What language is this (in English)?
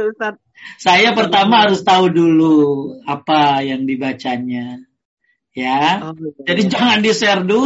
Indonesian